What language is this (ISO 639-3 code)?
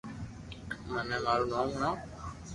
lrk